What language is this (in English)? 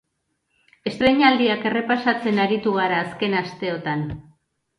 Basque